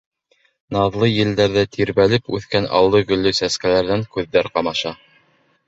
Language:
Bashkir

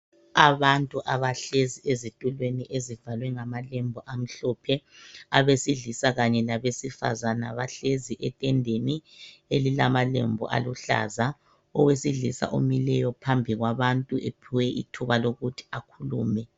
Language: North Ndebele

